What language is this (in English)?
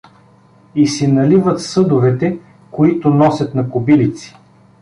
Bulgarian